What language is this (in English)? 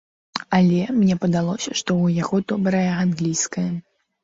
Belarusian